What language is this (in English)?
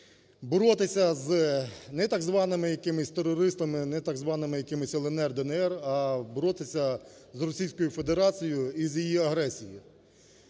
Ukrainian